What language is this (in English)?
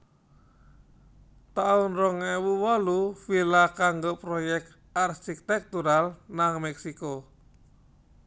Javanese